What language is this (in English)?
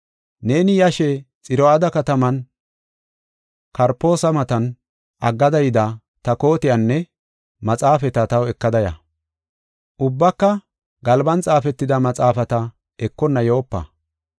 Gofa